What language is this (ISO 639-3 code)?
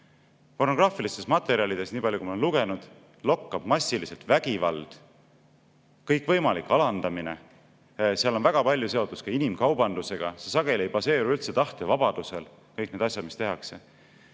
est